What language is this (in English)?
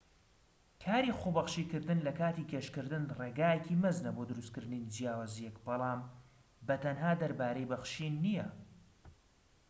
Central Kurdish